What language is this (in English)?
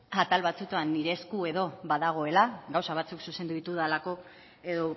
Basque